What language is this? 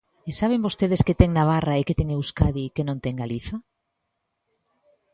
Galician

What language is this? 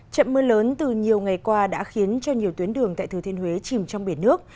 Vietnamese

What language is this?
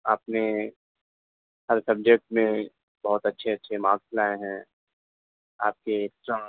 Urdu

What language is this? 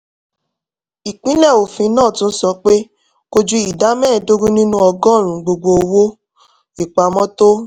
Yoruba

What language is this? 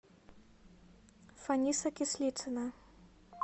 Russian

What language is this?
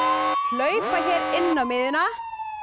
Icelandic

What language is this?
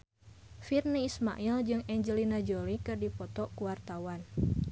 Sundanese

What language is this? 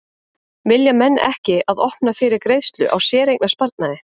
Icelandic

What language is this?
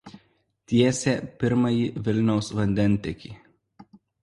Lithuanian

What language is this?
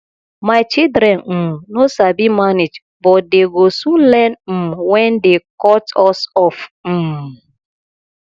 Nigerian Pidgin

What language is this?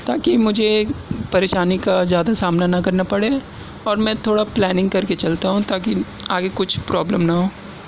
Urdu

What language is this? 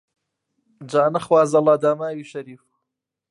Central Kurdish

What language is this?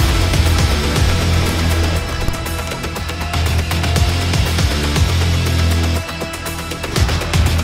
German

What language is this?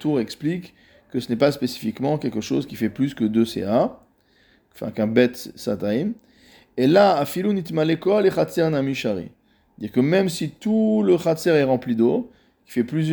French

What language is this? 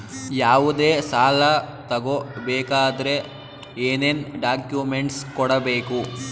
Kannada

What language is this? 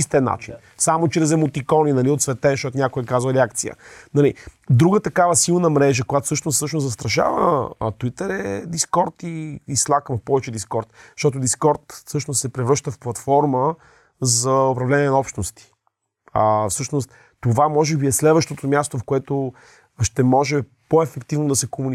Bulgarian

